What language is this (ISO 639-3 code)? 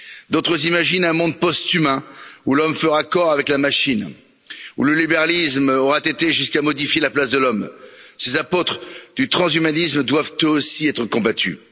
fra